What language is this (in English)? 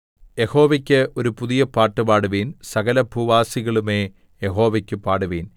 Malayalam